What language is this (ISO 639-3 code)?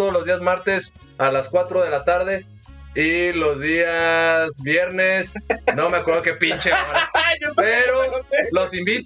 spa